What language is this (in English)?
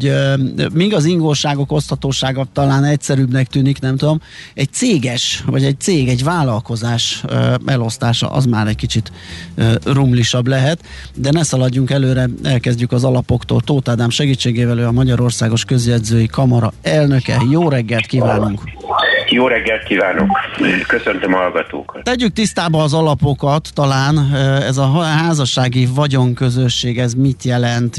Hungarian